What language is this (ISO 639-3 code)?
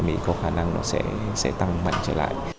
vie